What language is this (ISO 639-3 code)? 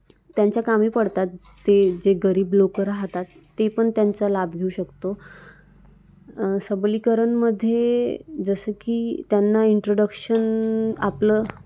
mar